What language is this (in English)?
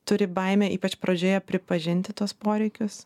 Lithuanian